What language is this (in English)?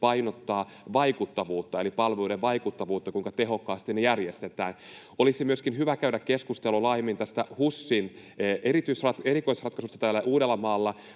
Finnish